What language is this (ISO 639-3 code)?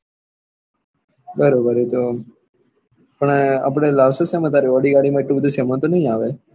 guj